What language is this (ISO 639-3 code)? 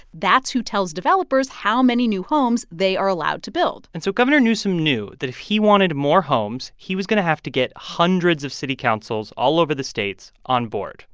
eng